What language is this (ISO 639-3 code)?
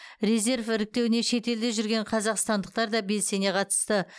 kaz